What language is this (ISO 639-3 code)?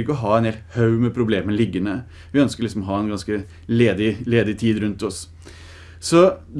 nor